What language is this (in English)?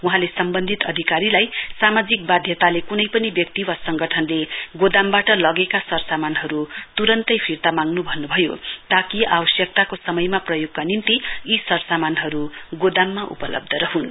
Nepali